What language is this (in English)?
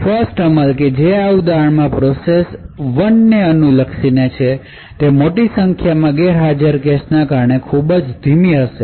Gujarati